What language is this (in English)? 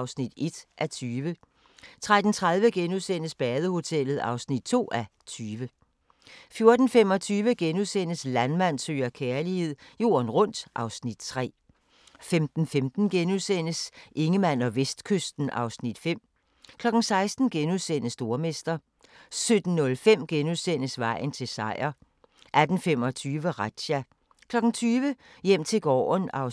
Danish